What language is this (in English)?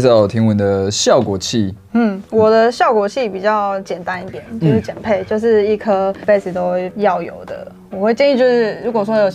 Chinese